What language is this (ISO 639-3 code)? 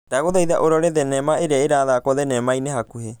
kik